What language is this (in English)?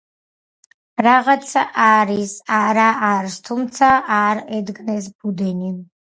Georgian